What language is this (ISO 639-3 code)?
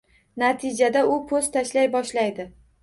uzb